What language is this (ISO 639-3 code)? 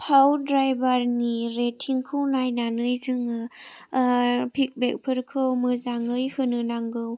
brx